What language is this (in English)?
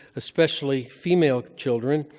English